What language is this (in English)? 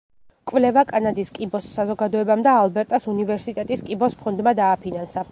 Georgian